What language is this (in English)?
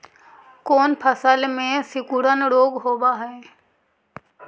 Magahi